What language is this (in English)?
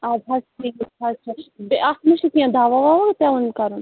Kashmiri